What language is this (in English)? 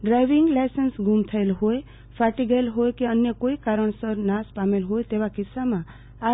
Gujarati